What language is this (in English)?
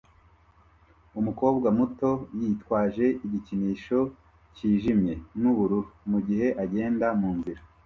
Kinyarwanda